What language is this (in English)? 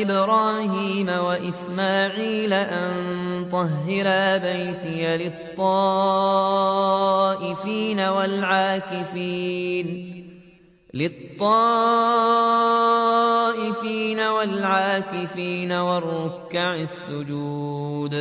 Arabic